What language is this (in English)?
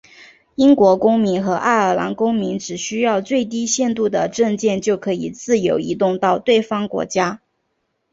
Chinese